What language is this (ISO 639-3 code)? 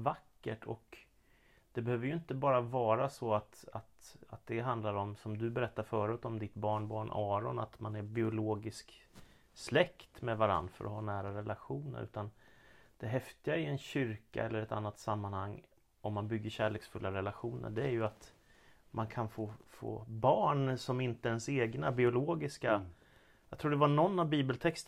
swe